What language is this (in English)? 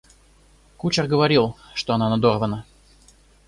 Russian